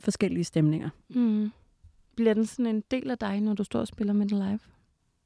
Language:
Danish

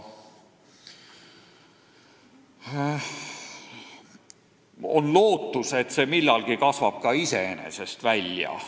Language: Estonian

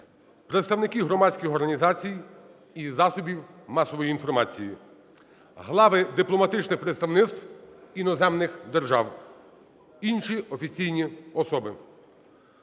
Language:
Ukrainian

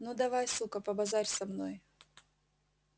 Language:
Russian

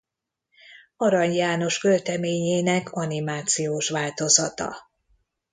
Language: Hungarian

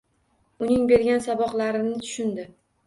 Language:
Uzbek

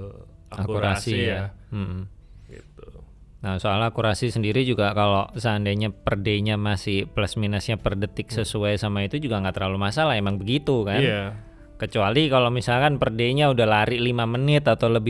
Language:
Indonesian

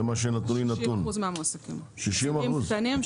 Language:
Hebrew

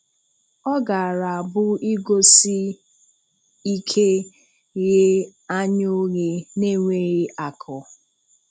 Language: Igbo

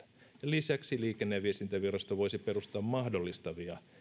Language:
Finnish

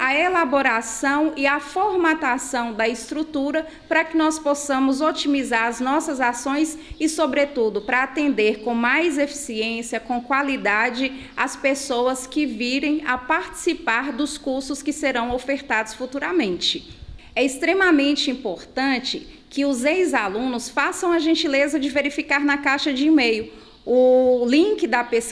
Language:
Portuguese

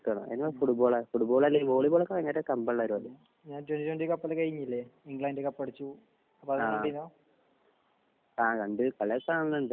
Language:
Malayalam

